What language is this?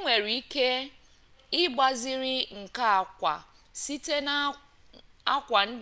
Igbo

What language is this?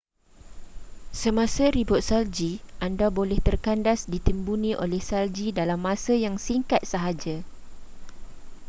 Malay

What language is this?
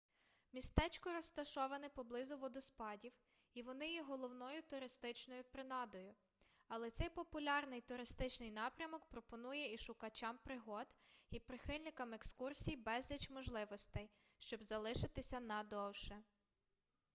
Ukrainian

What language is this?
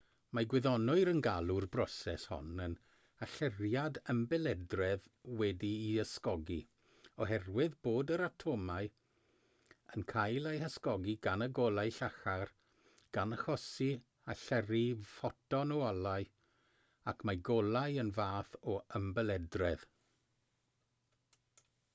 Welsh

